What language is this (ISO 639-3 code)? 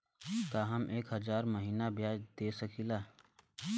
bho